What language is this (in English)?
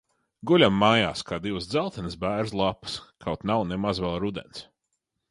Latvian